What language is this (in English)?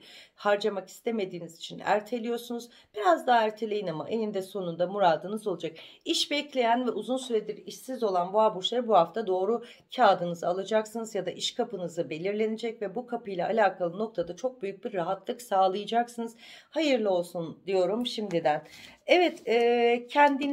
Turkish